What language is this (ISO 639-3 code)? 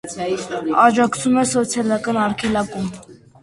hye